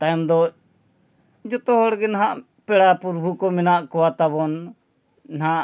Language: Santali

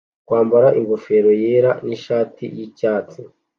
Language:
Kinyarwanda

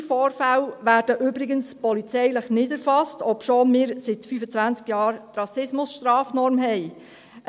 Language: Swiss German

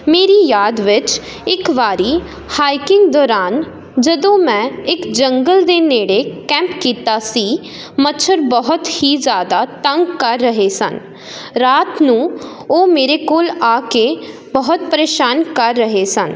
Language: Punjabi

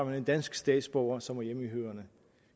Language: Danish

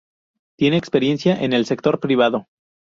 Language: Spanish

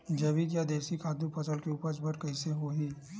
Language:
Chhattisgarhi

